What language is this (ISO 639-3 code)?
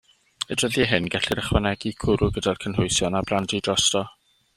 cym